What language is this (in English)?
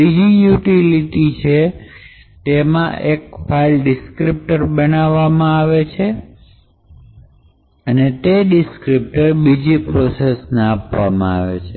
Gujarati